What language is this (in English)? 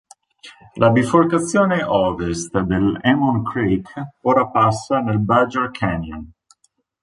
Italian